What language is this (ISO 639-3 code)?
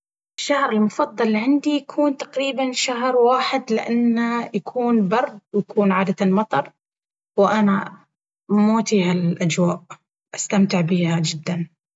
abv